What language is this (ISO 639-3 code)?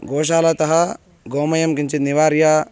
san